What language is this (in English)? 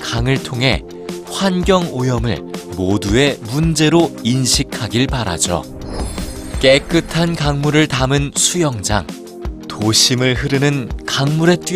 Korean